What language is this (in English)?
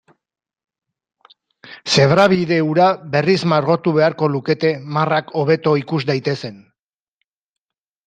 Basque